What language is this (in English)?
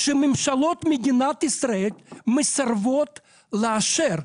Hebrew